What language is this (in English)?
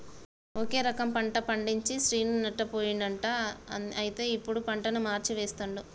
Telugu